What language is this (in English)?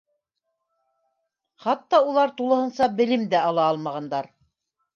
Bashkir